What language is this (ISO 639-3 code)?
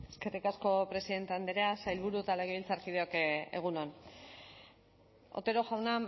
eus